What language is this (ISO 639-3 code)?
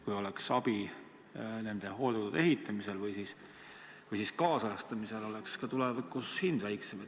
est